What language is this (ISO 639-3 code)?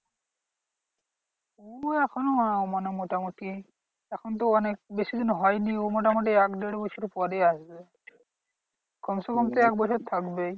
ben